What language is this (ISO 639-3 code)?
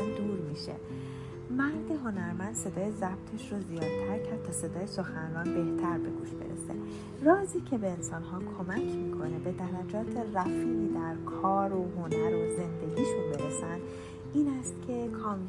fas